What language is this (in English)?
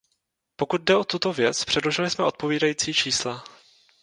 Czech